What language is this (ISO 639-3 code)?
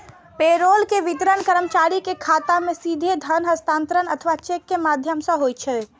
mai